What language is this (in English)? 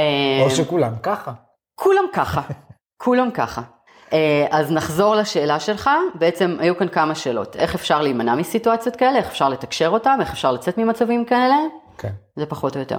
Hebrew